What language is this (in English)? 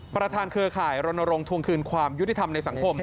Thai